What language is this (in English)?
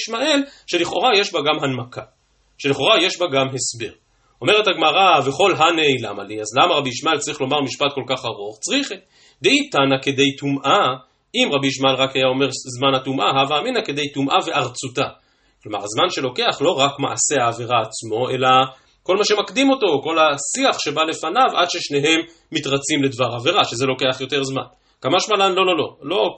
Hebrew